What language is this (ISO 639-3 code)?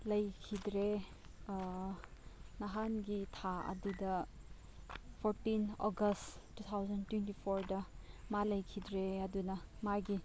mni